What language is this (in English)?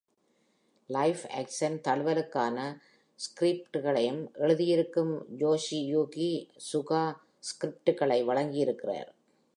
Tamil